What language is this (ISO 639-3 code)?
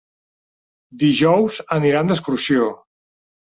cat